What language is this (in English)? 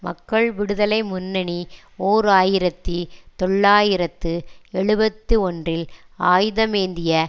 Tamil